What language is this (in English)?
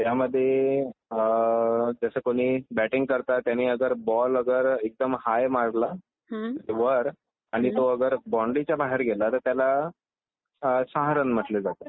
Marathi